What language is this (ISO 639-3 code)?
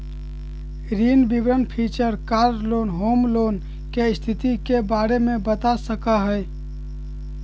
mag